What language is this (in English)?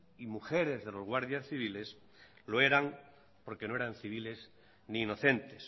Spanish